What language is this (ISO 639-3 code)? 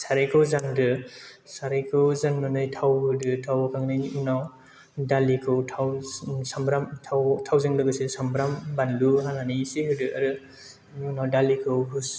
brx